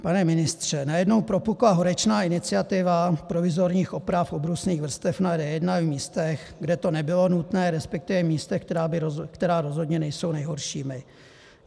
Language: Czech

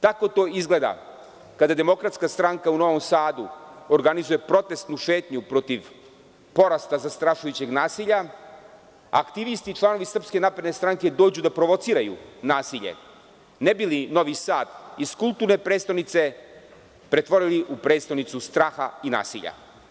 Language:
Serbian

